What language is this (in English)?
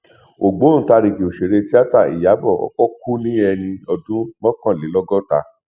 Yoruba